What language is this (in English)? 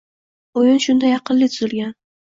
Uzbek